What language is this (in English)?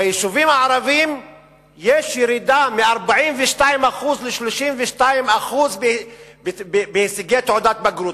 Hebrew